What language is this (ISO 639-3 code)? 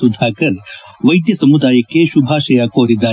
kan